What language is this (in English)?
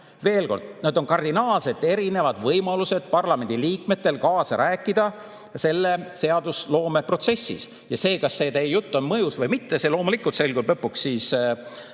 Estonian